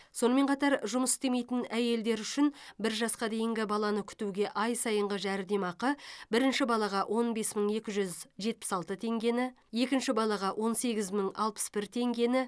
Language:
Kazakh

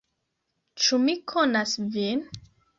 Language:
Esperanto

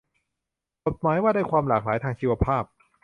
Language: Thai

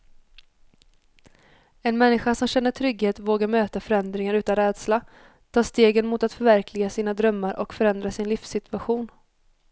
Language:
Swedish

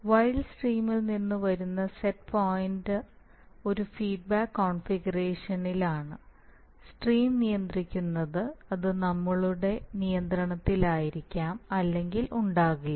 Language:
Malayalam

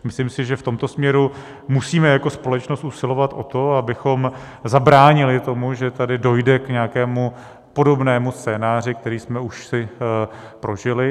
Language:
Czech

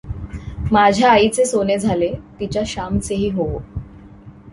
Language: Marathi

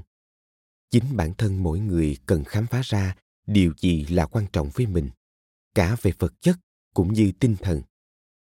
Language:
Vietnamese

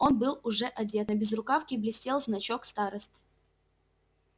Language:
Russian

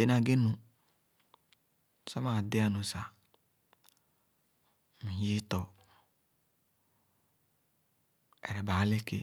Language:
Khana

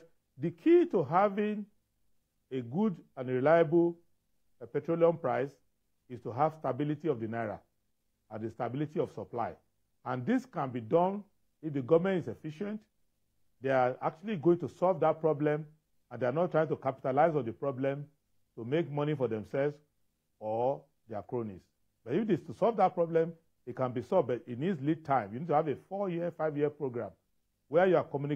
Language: English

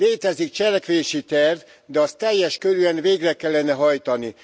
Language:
Hungarian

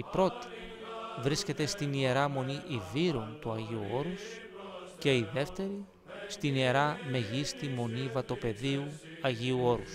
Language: Greek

